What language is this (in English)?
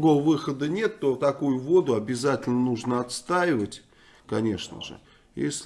Russian